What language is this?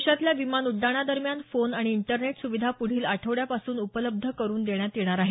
Marathi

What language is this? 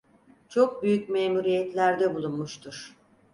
Turkish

